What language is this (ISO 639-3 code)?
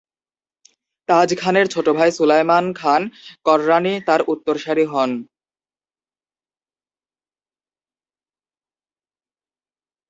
ben